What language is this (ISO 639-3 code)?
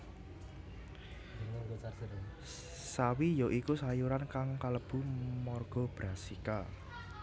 jav